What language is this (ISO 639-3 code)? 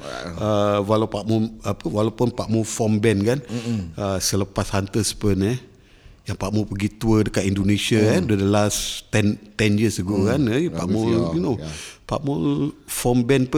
msa